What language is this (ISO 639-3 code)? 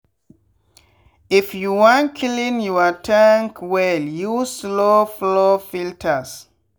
pcm